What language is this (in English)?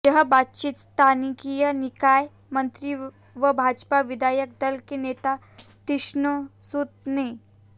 Hindi